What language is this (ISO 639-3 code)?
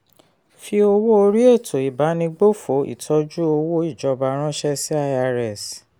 yor